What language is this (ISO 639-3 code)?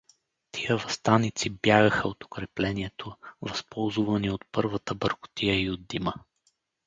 bul